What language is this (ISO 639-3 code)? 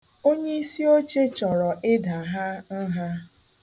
ibo